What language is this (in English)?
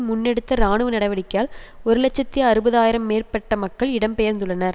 Tamil